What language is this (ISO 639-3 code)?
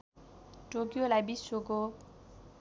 nep